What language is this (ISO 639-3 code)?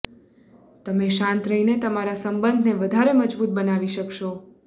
guj